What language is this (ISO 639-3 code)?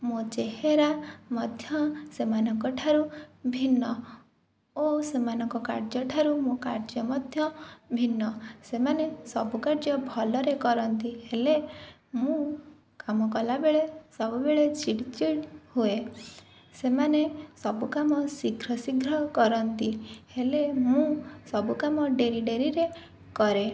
ori